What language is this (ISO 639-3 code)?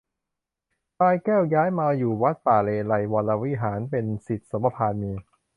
tha